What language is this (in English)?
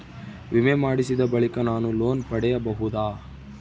Kannada